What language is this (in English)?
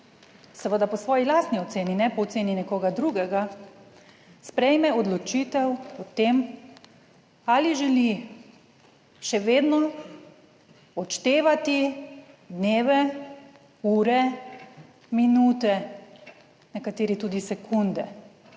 Slovenian